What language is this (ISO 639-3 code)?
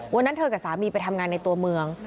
tha